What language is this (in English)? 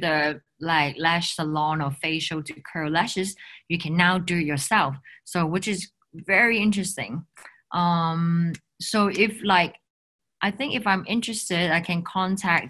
English